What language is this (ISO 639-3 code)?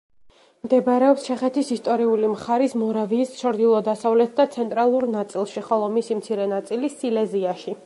kat